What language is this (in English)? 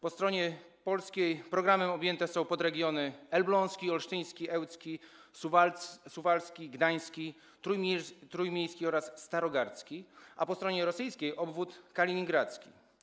Polish